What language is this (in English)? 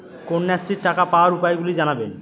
Bangla